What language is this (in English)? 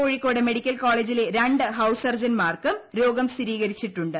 Malayalam